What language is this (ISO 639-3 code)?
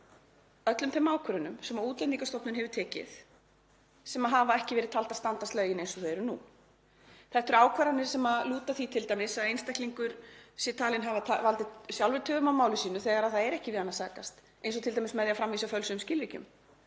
isl